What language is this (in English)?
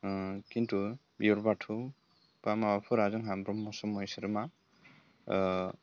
Bodo